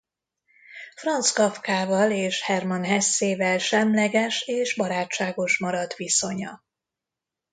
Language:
Hungarian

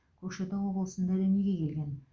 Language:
Kazakh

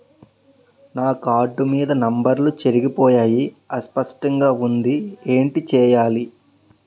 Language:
Telugu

